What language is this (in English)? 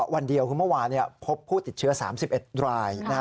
Thai